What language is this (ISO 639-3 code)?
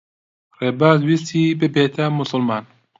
ckb